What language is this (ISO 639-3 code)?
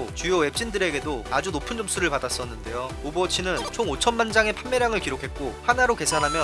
kor